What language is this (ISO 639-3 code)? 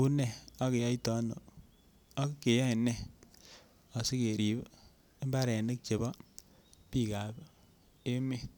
kln